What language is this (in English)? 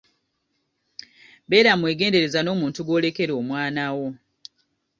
Ganda